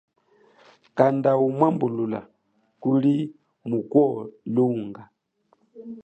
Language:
Chokwe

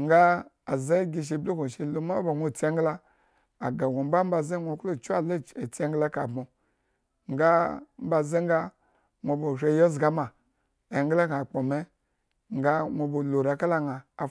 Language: Eggon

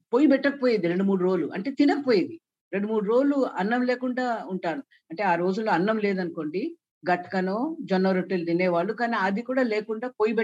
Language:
Telugu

